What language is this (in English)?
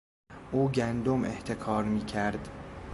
Persian